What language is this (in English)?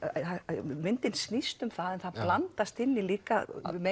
Icelandic